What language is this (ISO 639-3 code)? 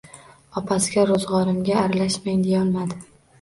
uzb